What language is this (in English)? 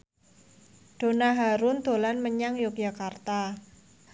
Javanese